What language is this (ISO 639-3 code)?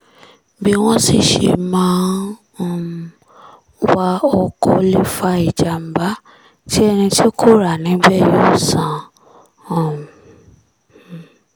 yor